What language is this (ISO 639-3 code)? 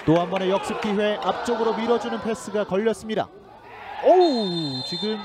kor